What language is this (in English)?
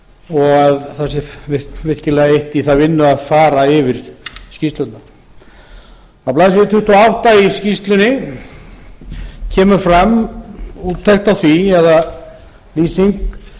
Icelandic